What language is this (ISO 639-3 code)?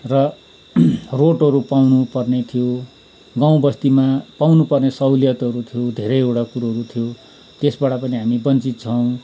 nep